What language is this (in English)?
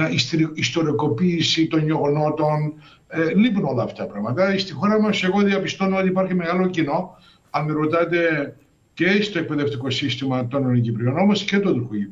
Greek